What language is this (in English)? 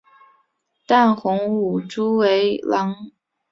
Chinese